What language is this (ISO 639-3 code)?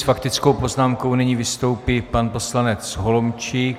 ces